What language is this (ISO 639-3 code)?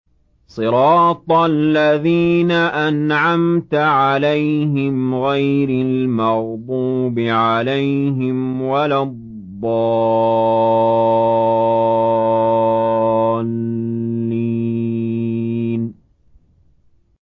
ara